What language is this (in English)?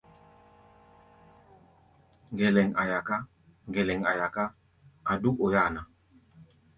Gbaya